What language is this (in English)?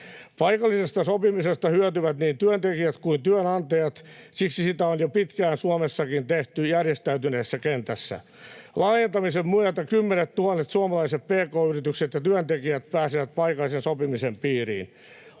Finnish